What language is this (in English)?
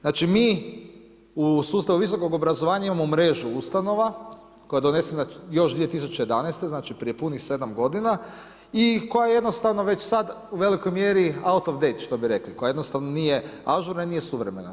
Croatian